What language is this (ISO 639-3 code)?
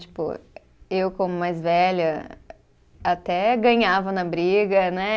por